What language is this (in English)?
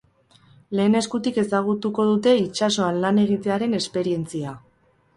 Basque